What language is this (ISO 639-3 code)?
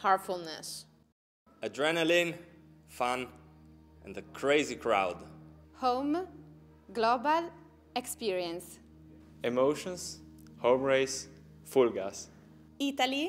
ita